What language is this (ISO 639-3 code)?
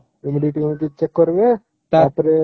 ori